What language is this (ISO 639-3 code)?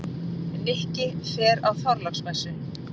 isl